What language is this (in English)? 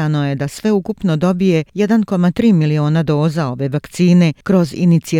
Croatian